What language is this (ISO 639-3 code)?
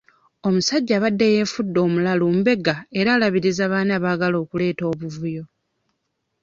lug